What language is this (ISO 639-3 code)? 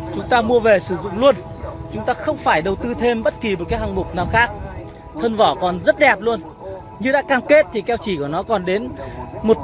vie